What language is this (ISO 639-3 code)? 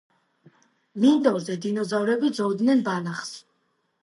kat